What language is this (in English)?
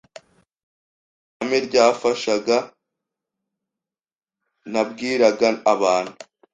Kinyarwanda